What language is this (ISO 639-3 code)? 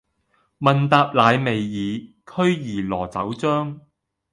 yue